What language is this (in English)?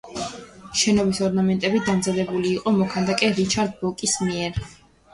Georgian